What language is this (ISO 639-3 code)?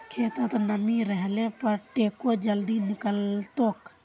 mag